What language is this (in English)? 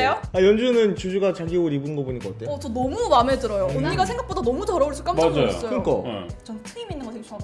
Korean